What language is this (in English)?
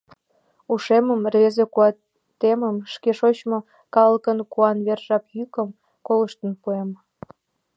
Mari